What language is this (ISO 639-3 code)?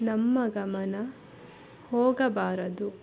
kan